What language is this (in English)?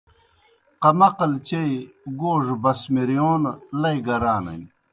Kohistani Shina